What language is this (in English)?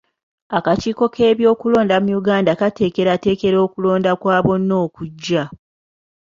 Ganda